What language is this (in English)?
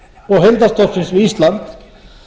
Icelandic